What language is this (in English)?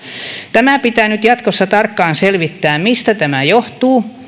Finnish